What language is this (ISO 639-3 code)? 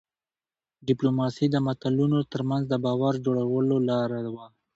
pus